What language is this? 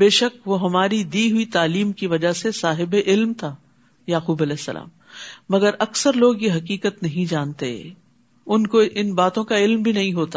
Urdu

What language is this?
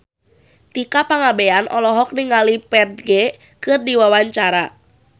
Sundanese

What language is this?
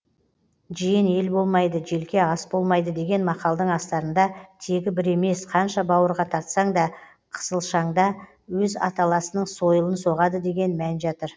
Kazakh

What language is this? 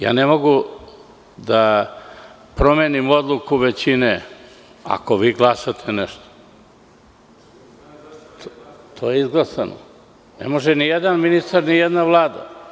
Serbian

